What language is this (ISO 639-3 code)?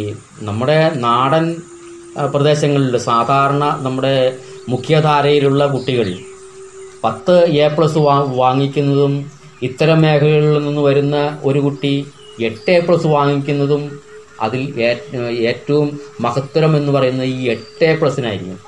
mal